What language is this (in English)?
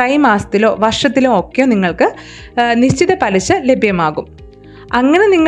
Malayalam